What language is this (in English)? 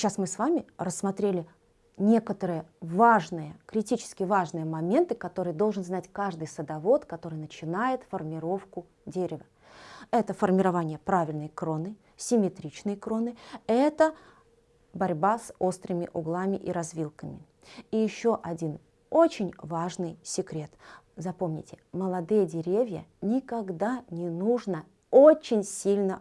Russian